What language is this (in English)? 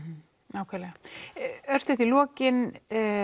Icelandic